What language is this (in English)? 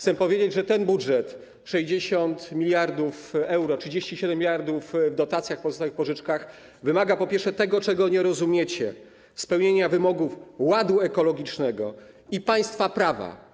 Polish